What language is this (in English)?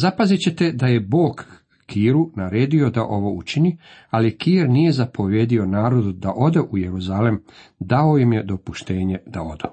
Croatian